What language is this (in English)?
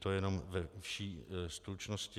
Czech